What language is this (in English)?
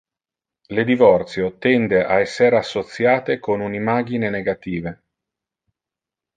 Interlingua